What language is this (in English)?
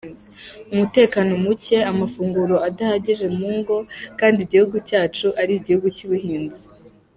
Kinyarwanda